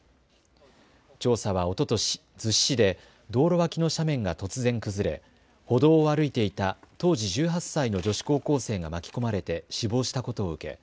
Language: Japanese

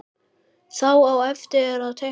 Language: Icelandic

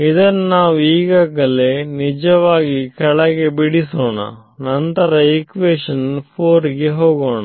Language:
Kannada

